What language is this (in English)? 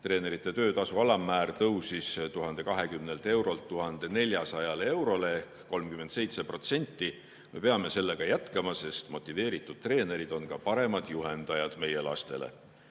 Estonian